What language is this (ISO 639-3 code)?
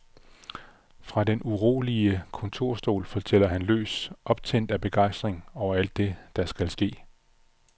dan